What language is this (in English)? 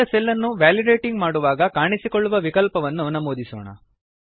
Kannada